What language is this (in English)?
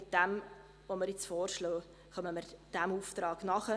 Swiss German